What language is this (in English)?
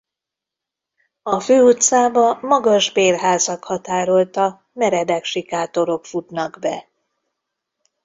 Hungarian